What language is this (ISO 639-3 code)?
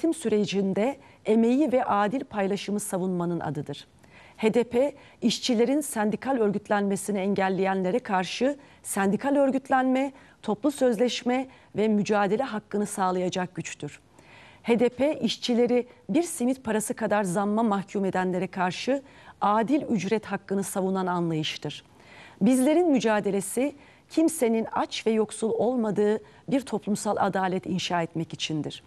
tur